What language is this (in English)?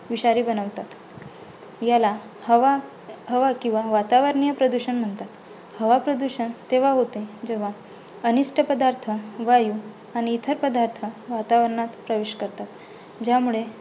Marathi